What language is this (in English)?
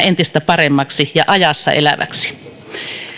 Finnish